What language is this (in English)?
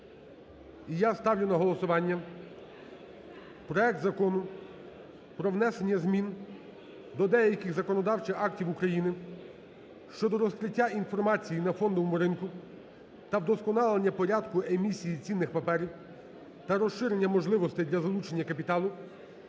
Ukrainian